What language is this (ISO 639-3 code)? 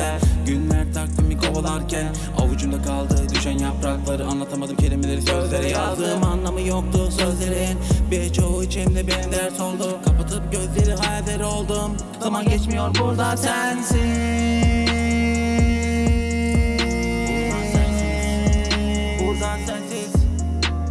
tur